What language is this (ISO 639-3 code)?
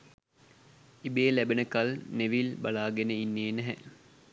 sin